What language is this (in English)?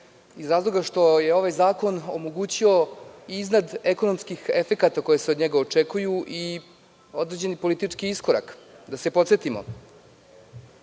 Serbian